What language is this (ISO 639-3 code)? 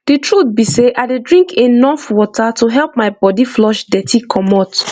pcm